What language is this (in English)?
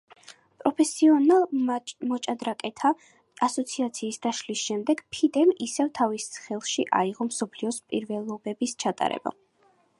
Georgian